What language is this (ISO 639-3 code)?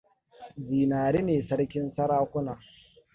hau